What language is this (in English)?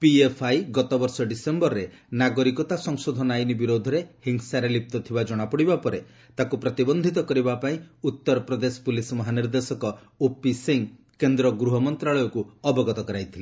Odia